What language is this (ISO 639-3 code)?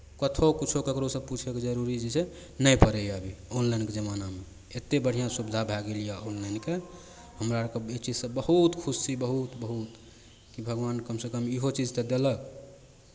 mai